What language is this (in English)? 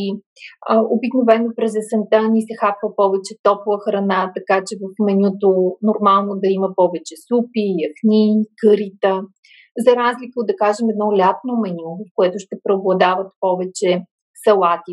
Bulgarian